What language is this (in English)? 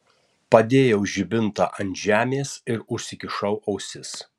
Lithuanian